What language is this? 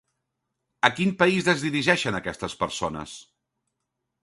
Catalan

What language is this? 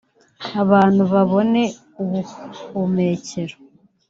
Kinyarwanda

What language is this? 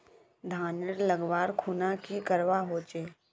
Magahi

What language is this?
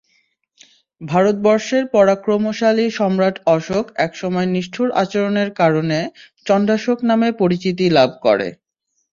Bangla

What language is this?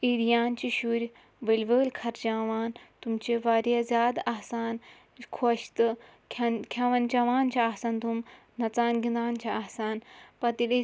Kashmiri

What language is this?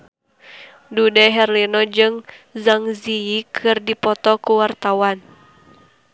Sundanese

